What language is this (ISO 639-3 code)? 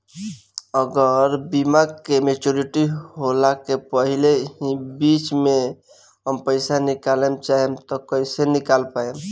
bho